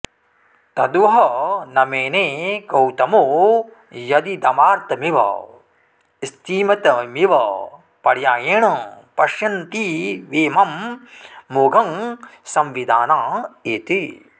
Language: Sanskrit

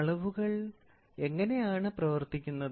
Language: Malayalam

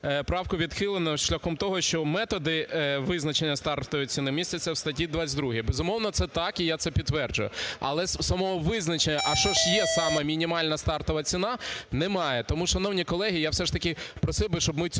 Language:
Ukrainian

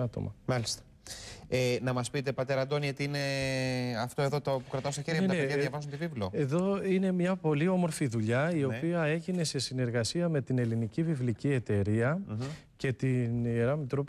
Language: Greek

